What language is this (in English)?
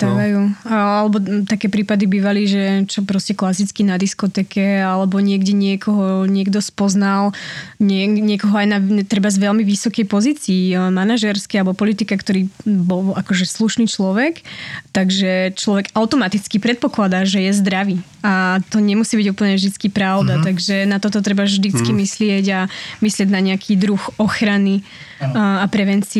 Slovak